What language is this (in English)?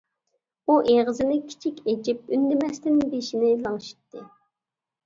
Uyghur